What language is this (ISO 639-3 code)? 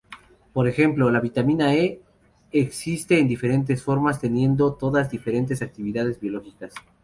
spa